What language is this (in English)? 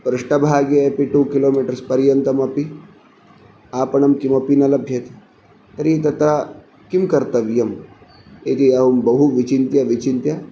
Sanskrit